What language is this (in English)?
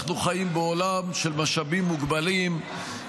Hebrew